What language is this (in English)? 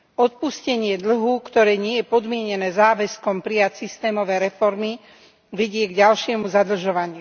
Slovak